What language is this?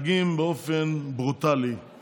Hebrew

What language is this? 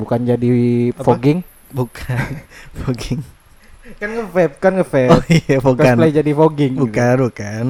Indonesian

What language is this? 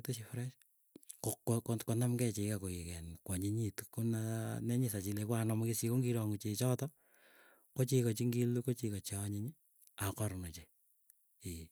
Keiyo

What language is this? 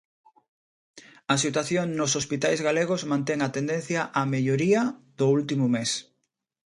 Galician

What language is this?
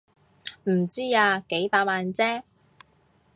Cantonese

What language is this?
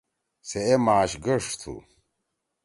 Torwali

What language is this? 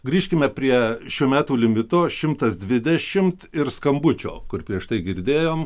Lithuanian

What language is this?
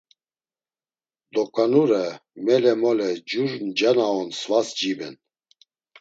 Laz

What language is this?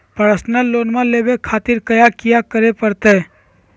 Magahi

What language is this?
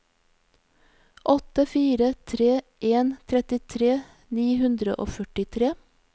Norwegian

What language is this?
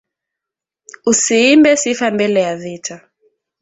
Swahili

